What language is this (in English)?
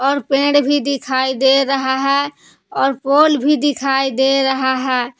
Hindi